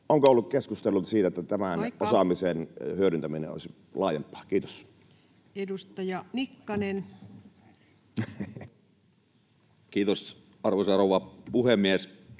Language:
Finnish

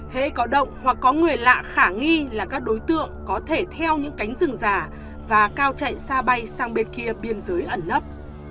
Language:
Vietnamese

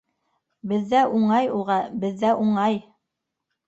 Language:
Bashkir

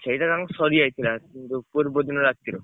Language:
Odia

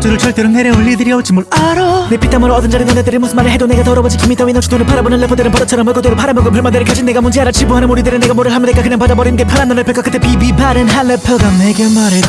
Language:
Korean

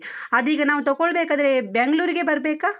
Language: Kannada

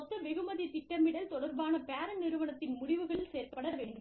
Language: Tamil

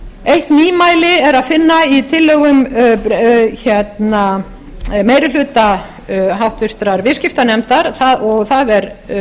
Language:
Icelandic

